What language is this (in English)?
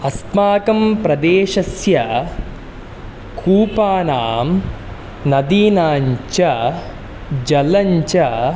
Sanskrit